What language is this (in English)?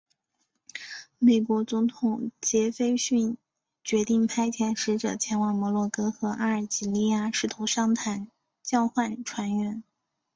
Chinese